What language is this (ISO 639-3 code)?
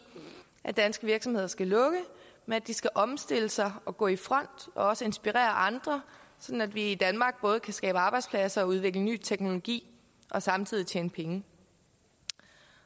dan